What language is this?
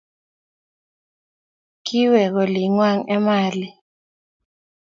Kalenjin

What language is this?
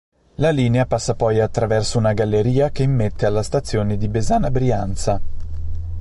Italian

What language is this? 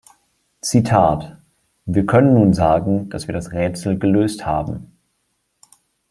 German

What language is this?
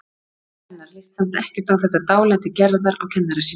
Icelandic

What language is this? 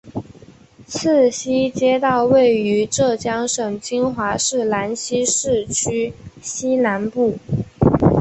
Chinese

